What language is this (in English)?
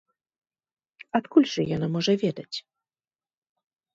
Belarusian